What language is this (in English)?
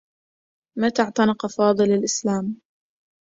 Arabic